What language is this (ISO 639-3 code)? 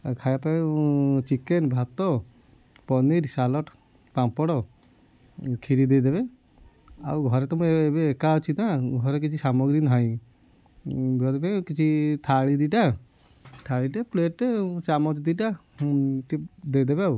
ori